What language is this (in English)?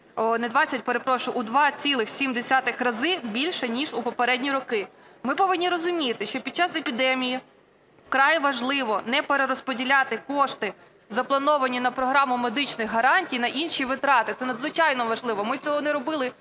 Ukrainian